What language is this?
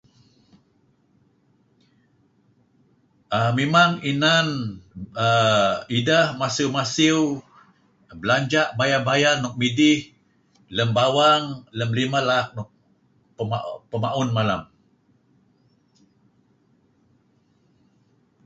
Kelabit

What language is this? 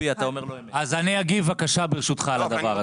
Hebrew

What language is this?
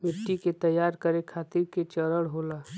Bhojpuri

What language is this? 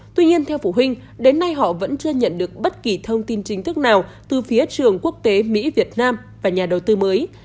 Vietnamese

